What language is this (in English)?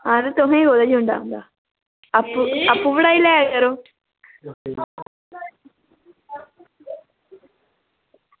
Dogri